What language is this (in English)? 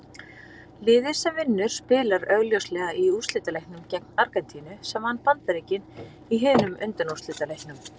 Icelandic